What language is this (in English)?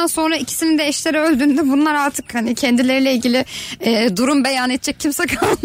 Turkish